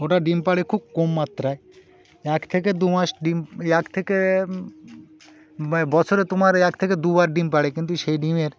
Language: Bangla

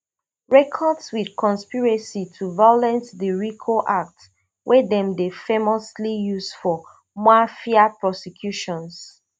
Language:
Nigerian Pidgin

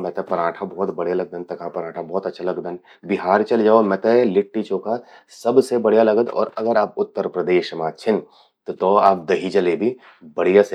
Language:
Garhwali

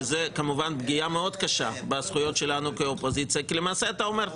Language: Hebrew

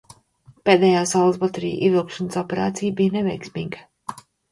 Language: Latvian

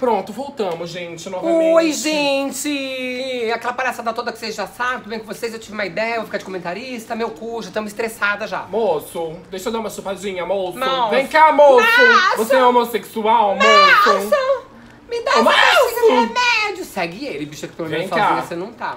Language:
Portuguese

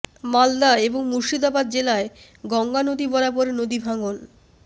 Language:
Bangla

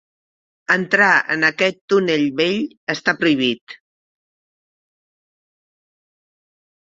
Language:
Catalan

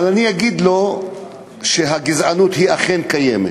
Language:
Hebrew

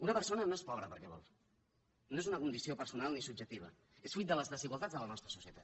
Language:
Catalan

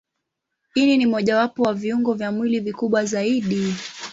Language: Swahili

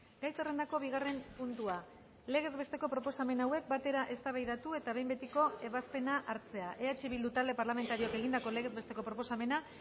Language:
Basque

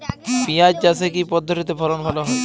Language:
Bangla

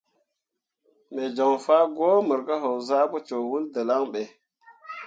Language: Mundang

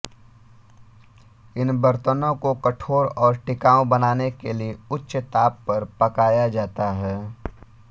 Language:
Hindi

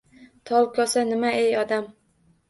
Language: Uzbek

